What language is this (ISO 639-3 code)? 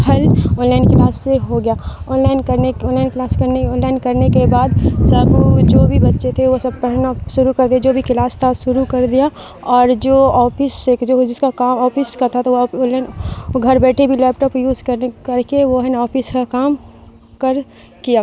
urd